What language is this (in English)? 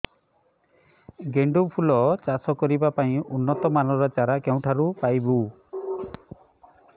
Odia